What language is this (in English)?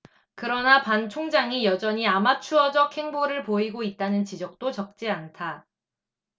Korean